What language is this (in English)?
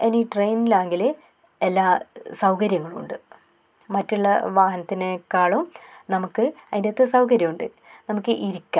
Malayalam